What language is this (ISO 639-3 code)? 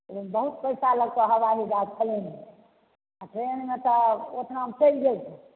mai